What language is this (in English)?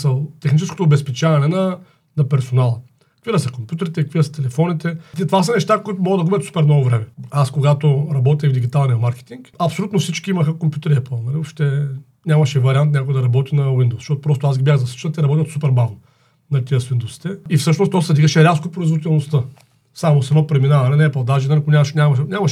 Bulgarian